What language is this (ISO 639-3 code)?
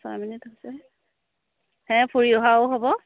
asm